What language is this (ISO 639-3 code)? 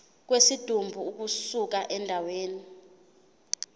zul